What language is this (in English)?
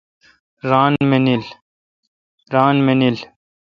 Kalkoti